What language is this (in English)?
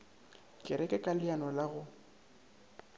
Northern Sotho